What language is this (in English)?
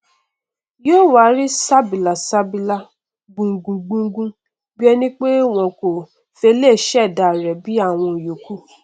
Yoruba